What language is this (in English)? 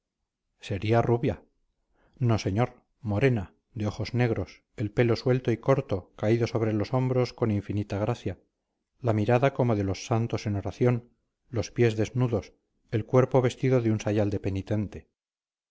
Spanish